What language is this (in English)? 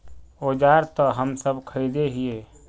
Magahi